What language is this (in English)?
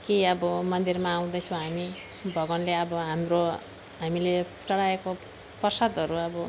Nepali